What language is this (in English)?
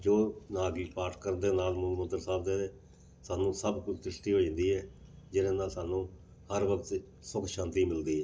Punjabi